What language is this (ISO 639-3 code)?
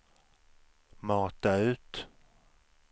swe